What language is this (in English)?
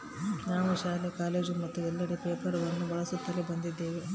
Kannada